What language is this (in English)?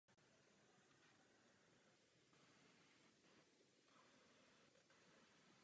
Czech